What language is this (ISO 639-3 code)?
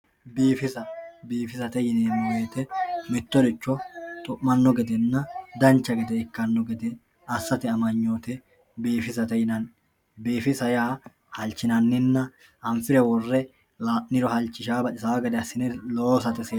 sid